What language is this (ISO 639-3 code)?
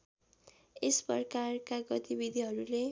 nep